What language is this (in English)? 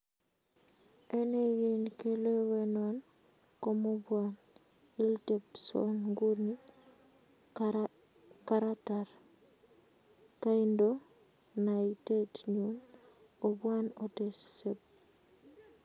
Kalenjin